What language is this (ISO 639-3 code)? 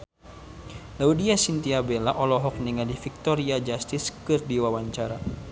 sun